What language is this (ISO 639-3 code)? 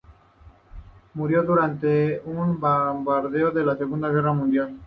spa